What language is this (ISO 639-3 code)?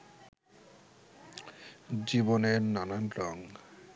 ben